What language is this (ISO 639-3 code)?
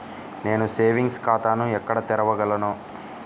tel